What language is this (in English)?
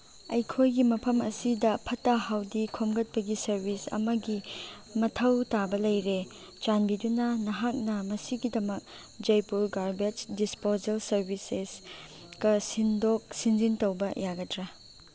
Manipuri